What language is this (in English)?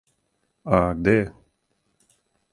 Serbian